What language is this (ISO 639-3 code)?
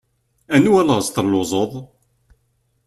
kab